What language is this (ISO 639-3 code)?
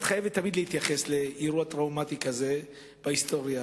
heb